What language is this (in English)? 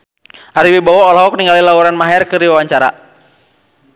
Sundanese